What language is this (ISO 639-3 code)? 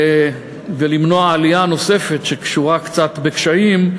heb